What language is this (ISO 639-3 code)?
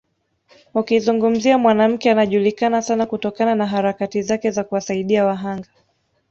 swa